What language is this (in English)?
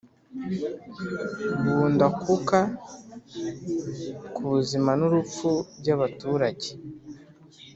Kinyarwanda